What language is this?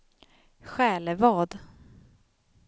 Swedish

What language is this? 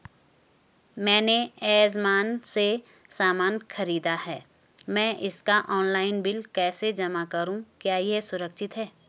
Hindi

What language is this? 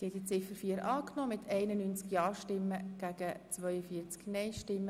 Swiss German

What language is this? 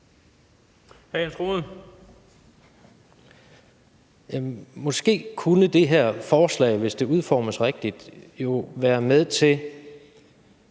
Danish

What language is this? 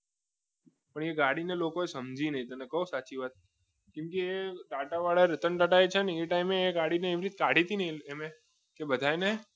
Gujarati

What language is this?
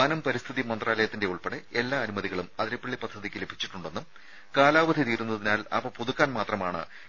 Malayalam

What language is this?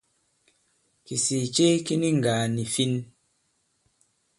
Bankon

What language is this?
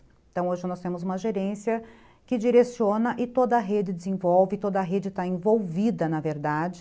Portuguese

